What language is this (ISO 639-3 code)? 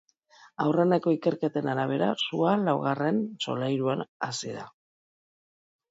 eus